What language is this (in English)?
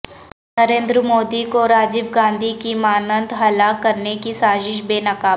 Urdu